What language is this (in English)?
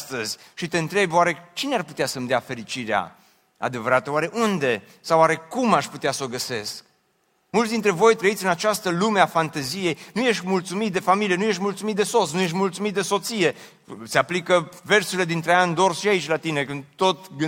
Romanian